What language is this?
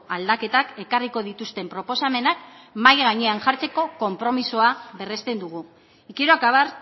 Basque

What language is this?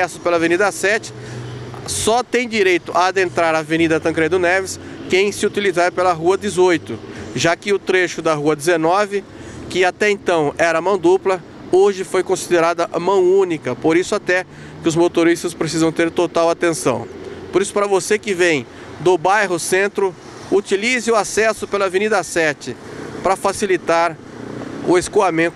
Portuguese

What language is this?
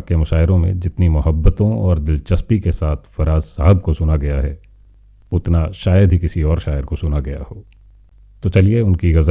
Hindi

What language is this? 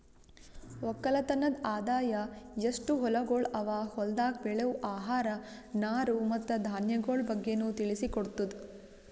Kannada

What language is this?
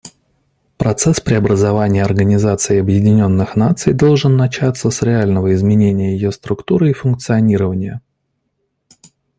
Russian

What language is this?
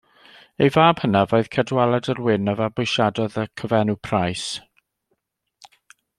Welsh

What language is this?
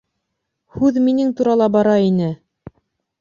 Bashkir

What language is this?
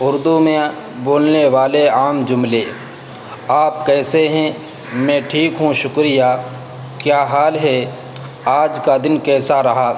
Urdu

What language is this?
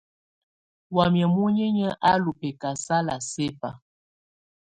Tunen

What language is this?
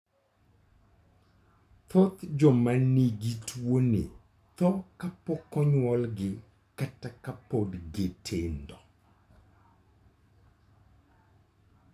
Luo (Kenya and Tanzania)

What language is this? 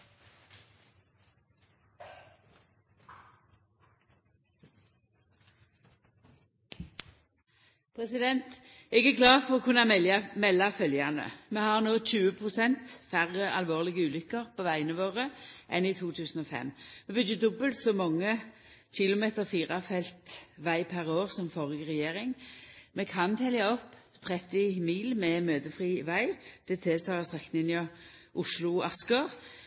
Norwegian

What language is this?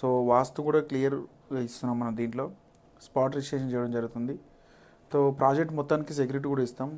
Telugu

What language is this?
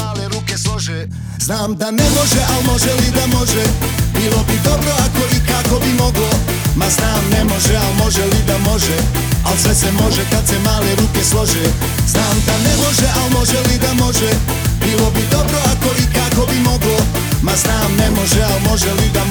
Croatian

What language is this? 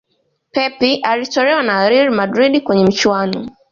Swahili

